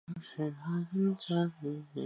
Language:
Chinese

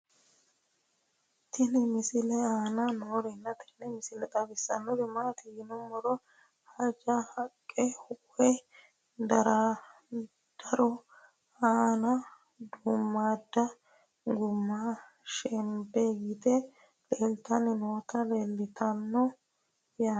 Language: Sidamo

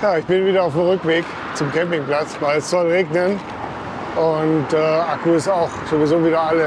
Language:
German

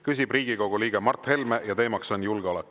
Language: Estonian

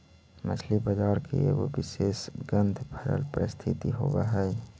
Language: Magahi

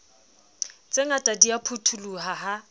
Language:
Southern Sotho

